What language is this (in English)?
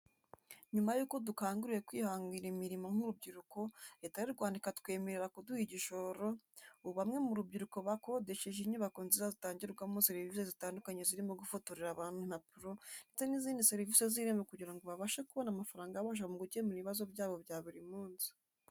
Kinyarwanda